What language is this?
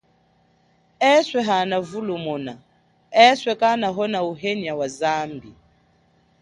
Chokwe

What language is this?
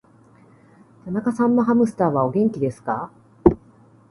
Japanese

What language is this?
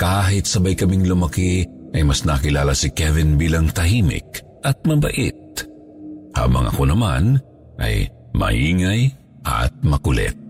Filipino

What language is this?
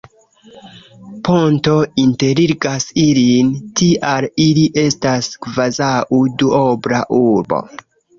Esperanto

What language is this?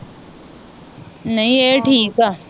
Punjabi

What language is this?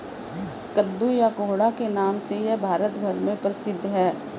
Hindi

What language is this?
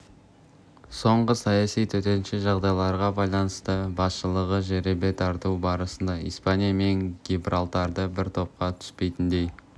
Kazakh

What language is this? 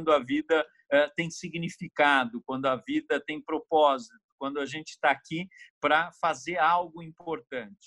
Portuguese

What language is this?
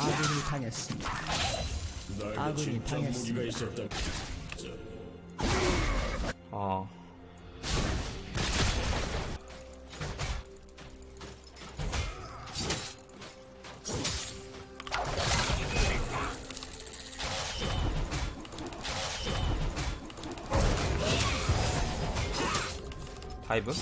Korean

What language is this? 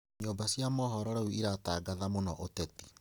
Kikuyu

